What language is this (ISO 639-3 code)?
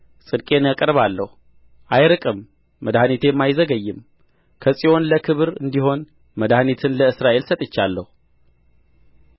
amh